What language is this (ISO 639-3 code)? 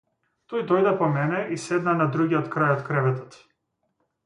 mkd